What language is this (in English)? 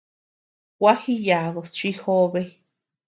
Tepeuxila Cuicatec